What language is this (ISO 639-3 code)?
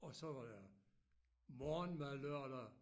dan